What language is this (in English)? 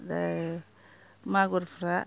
Bodo